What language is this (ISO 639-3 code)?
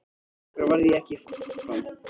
isl